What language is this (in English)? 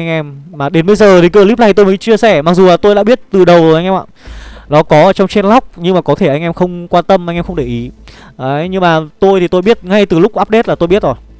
Vietnamese